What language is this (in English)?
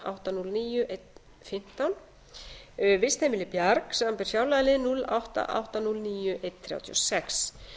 Icelandic